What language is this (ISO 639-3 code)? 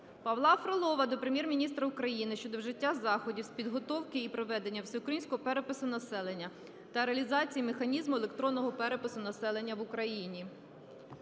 ukr